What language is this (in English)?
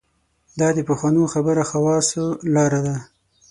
Pashto